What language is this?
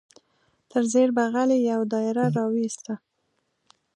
Pashto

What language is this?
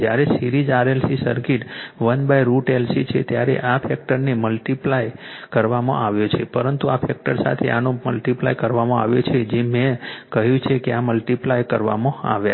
Gujarati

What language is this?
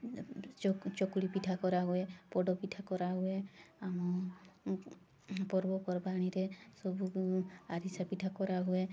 Odia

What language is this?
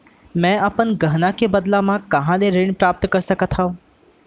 Chhattisgarhi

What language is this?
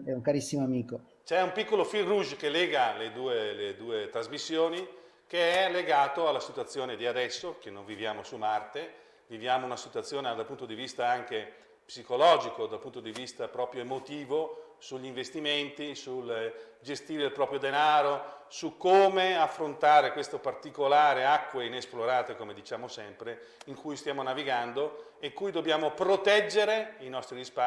Italian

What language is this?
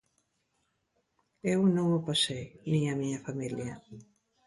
Galician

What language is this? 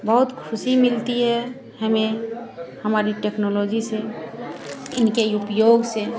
Hindi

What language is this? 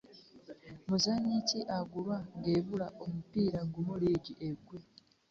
Ganda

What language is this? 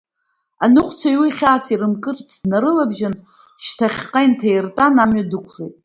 Abkhazian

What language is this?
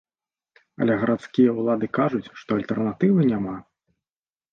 Belarusian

